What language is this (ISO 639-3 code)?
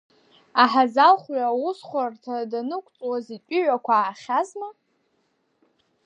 abk